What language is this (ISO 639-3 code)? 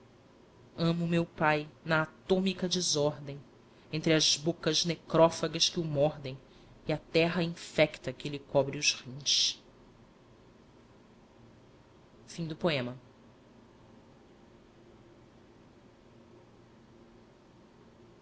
por